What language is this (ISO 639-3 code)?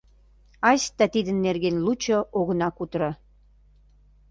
chm